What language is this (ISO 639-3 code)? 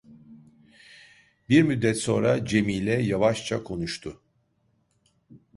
tur